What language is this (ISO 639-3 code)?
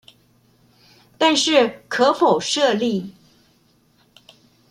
zho